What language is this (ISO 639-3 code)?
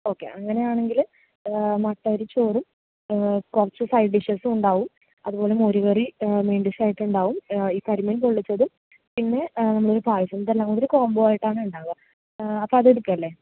mal